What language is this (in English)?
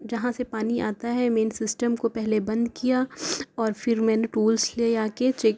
Urdu